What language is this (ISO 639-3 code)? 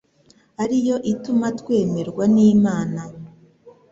kin